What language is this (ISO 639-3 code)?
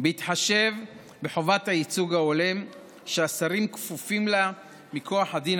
heb